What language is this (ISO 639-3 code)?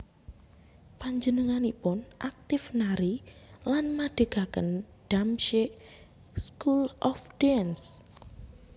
jav